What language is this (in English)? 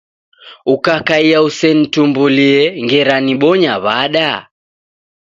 Taita